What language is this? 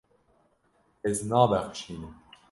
Kurdish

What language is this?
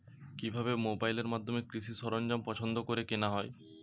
Bangla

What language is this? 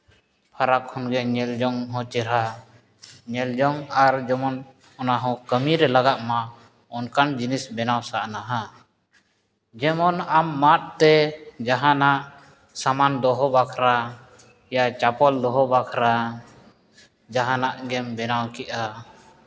Santali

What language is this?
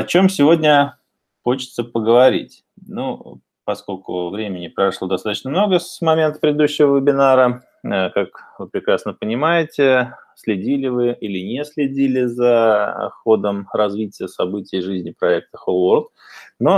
Russian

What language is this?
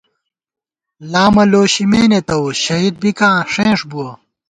Gawar-Bati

